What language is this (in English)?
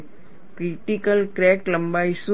Gujarati